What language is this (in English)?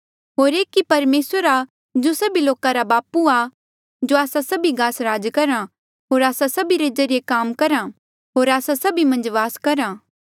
Mandeali